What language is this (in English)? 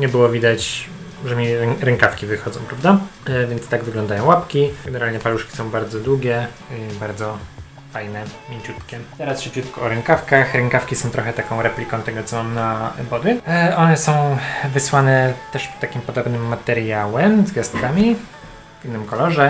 Polish